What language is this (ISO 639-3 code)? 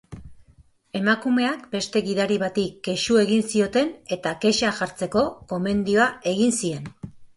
eus